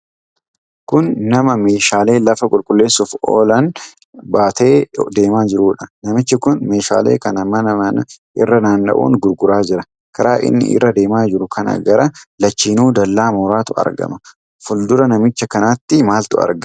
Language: Oromo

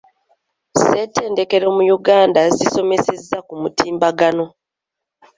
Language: Ganda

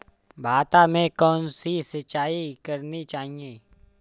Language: Hindi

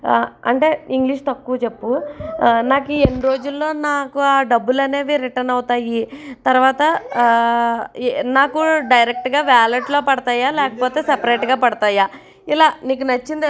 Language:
Telugu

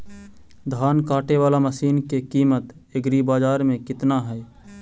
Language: Magahi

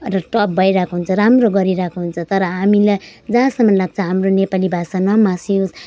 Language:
Nepali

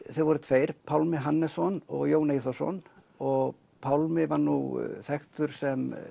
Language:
Icelandic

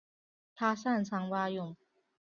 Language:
Chinese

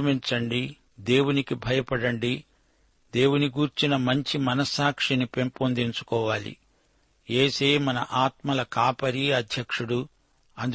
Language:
Telugu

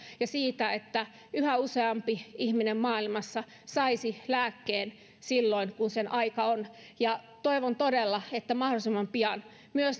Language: Finnish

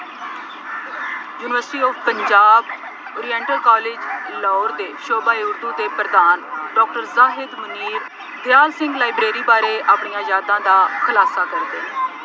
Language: Punjabi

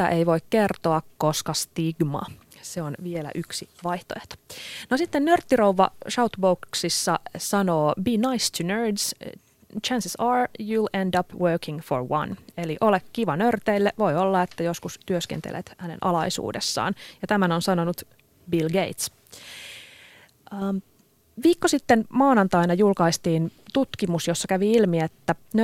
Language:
Finnish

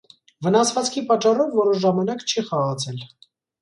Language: Armenian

